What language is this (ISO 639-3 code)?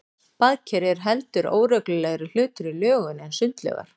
isl